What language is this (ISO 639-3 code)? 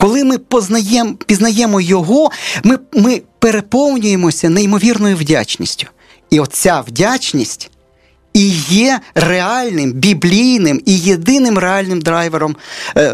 ukr